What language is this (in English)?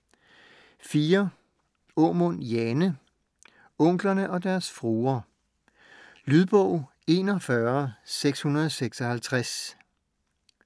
Danish